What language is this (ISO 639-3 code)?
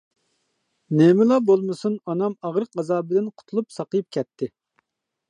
uig